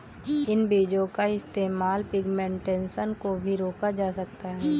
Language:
Hindi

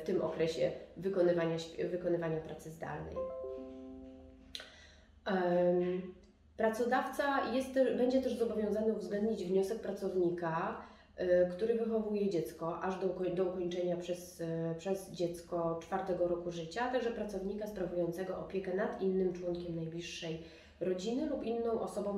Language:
Polish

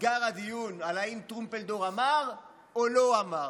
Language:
Hebrew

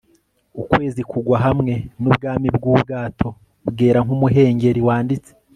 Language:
Kinyarwanda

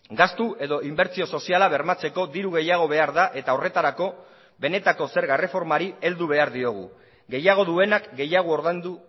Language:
Basque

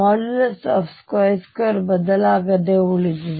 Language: Kannada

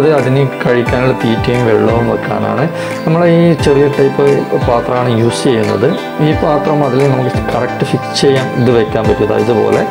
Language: Malayalam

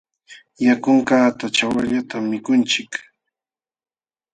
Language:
Jauja Wanca Quechua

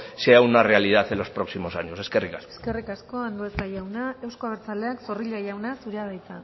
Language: Basque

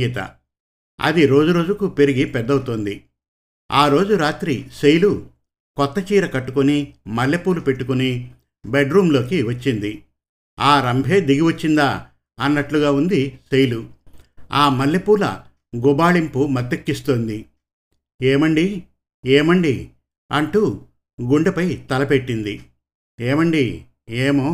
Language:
Telugu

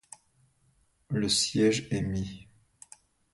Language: French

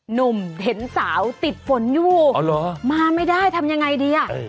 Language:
Thai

